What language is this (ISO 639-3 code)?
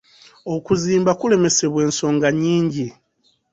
lug